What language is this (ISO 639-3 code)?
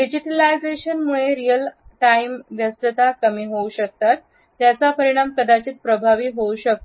mar